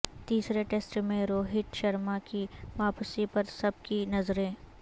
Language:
Urdu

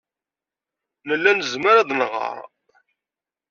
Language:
Kabyle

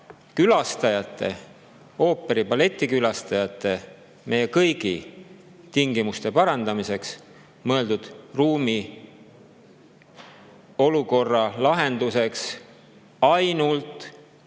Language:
Estonian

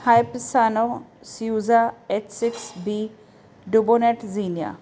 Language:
Punjabi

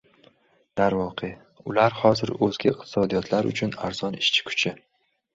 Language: Uzbek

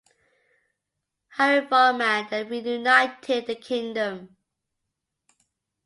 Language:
English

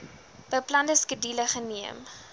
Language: Afrikaans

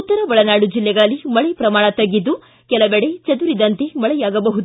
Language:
Kannada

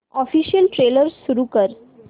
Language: Marathi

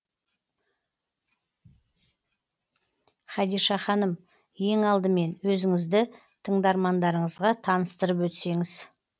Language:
Kazakh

